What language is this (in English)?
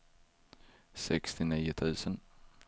Swedish